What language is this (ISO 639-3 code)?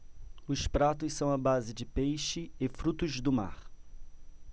por